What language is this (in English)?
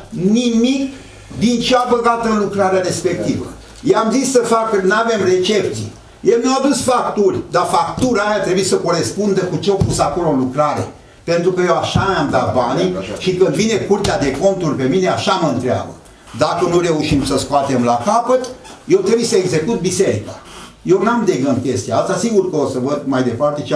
Romanian